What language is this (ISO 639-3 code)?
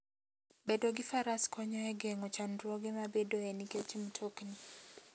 luo